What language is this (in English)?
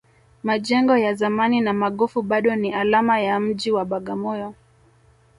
Swahili